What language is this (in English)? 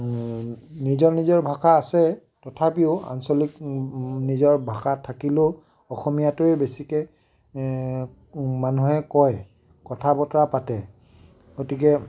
Assamese